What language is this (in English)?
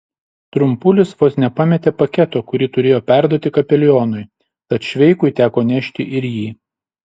Lithuanian